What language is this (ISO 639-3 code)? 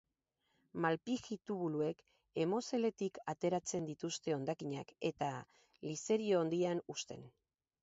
eus